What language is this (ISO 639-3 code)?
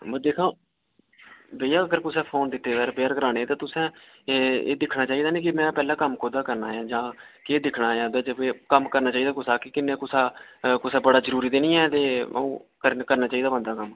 doi